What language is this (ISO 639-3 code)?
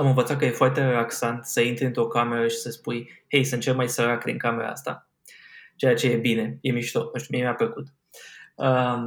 ron